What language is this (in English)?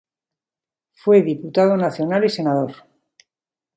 Spanish